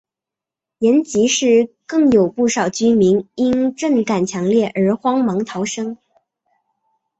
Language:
Chinese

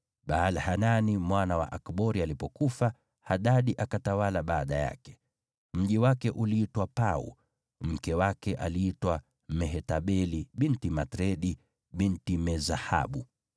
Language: Swahili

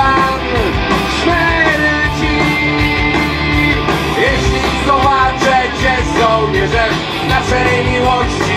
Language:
Polish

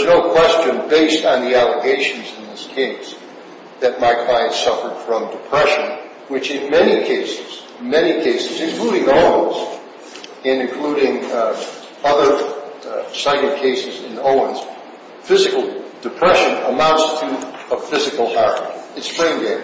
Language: English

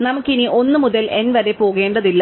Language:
Malayalam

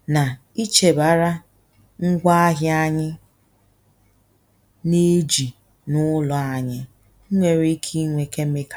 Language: Igbo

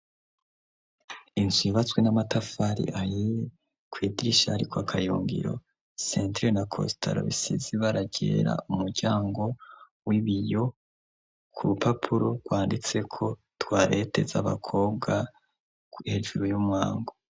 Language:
Rundi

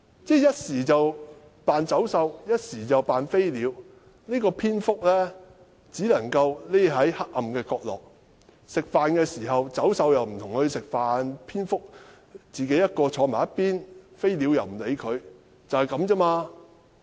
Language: Cantonese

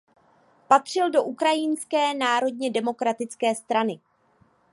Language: Czech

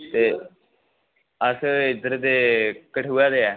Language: Dogri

